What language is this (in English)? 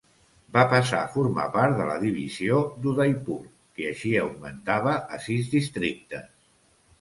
Catalan